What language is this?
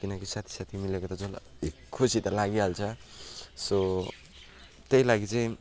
Nepali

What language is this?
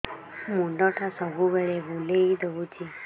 Odia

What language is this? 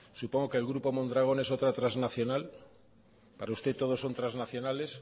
Spanish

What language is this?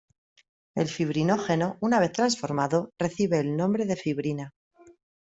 Spanish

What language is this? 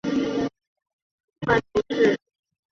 Chinese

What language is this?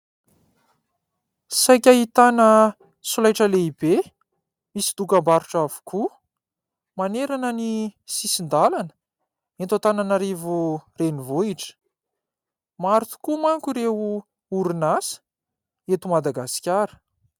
Malagasy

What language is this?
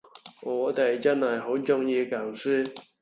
Cantonese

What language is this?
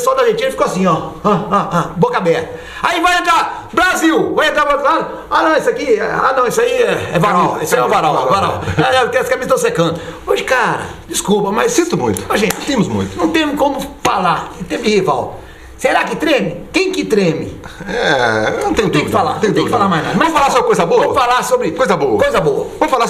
Portuguese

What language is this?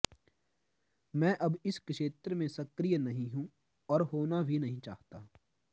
Sanskrit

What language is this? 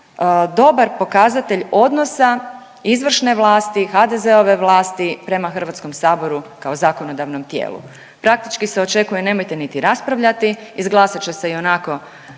Croatian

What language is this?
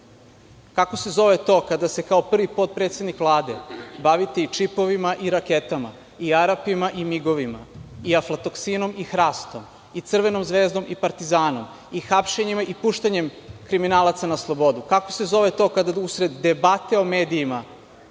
Serbian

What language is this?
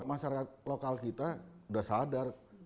Indonesian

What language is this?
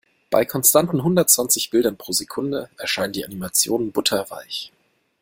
German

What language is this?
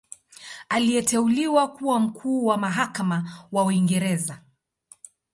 Swahili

